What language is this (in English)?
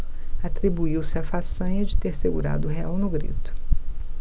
Portuguese